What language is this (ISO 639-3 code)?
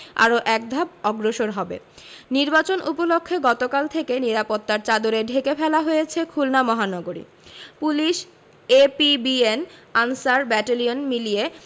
ben